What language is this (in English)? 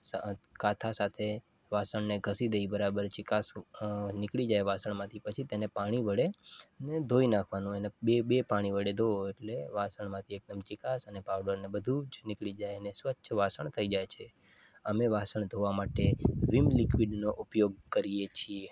Gujarati